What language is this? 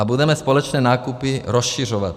Czech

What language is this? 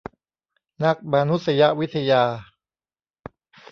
Thai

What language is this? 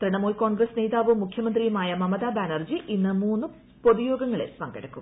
Malayalam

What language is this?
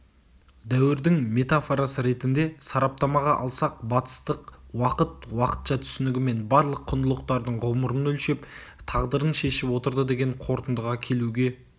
Kazakh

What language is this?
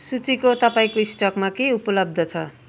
Nepali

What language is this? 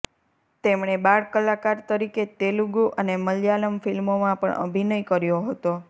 Gujarati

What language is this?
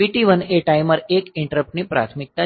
Gujarati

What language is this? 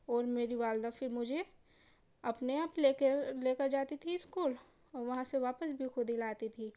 Urdu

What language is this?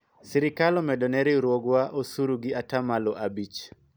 Luo (Kenya and Tanzania)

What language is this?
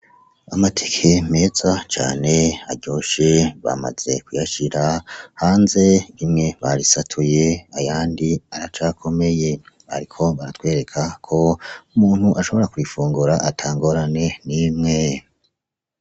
Rundi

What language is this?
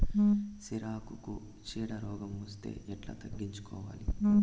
Telugu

